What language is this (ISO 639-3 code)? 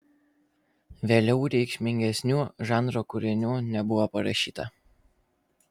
lit